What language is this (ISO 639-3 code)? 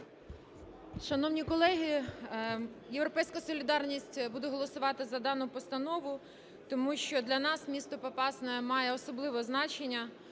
ukr